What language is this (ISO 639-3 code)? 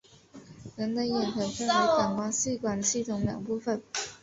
zho